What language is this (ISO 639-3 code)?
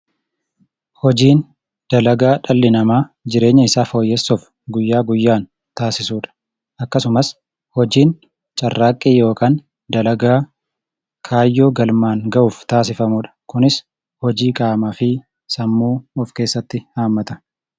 orm